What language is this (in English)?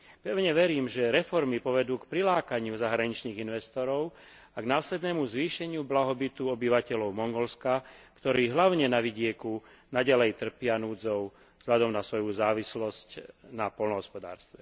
Slovak